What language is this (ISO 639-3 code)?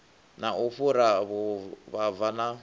ven